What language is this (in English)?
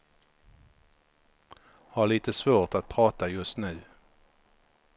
Swedish